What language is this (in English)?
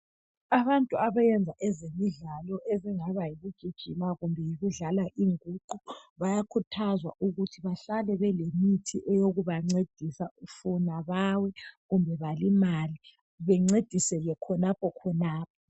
North Ndebele